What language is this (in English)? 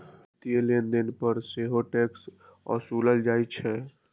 Maithili